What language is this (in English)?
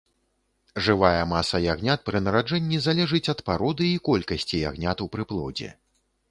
Belarusian